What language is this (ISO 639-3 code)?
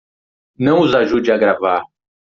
por